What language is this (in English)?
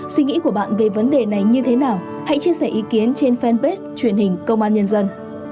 Vietnamese